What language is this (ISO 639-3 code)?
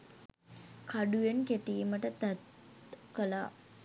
sin